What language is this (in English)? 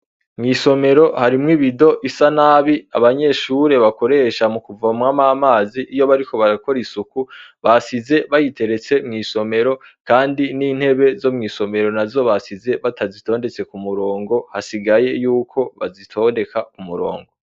Rundi